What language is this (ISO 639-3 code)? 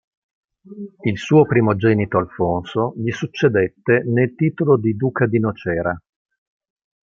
ita